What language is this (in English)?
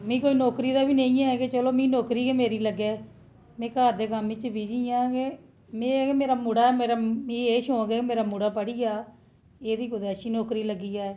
Dogri